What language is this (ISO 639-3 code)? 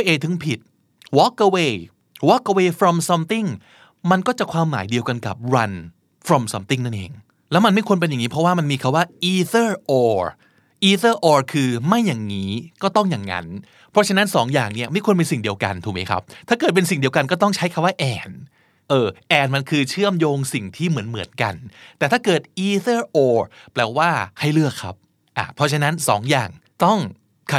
tha